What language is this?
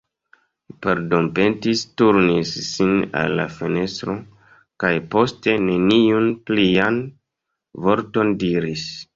Esperanto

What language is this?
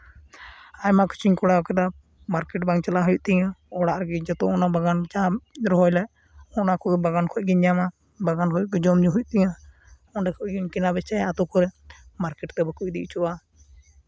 Santali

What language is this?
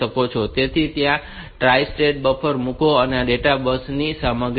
Gujarati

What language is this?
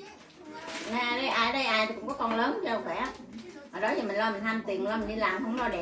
Vietnamese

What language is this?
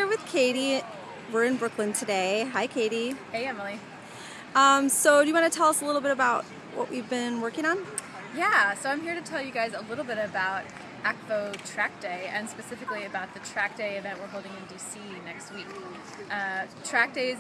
English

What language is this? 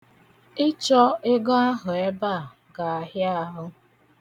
Igbo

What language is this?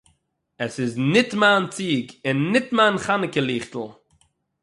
Yiddish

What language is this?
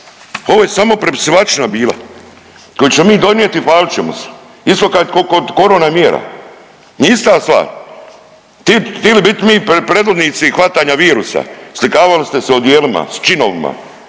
Croatian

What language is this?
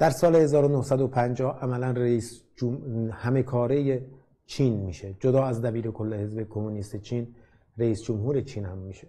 Persian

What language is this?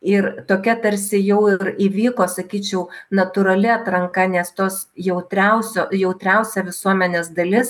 Lithuanian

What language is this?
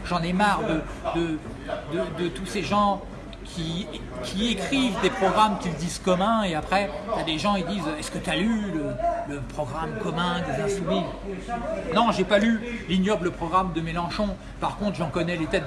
French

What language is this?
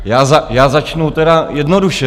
Czech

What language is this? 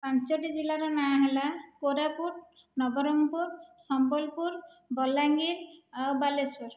Odia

